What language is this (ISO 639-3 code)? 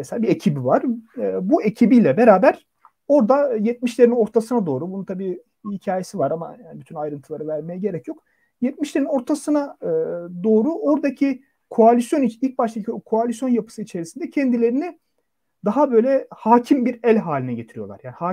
tur